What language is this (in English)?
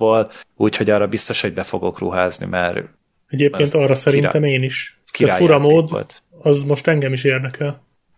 Hungarian